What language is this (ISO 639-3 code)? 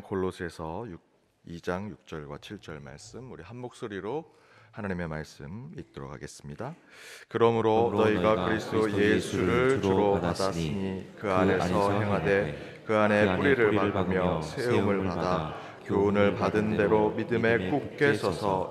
kor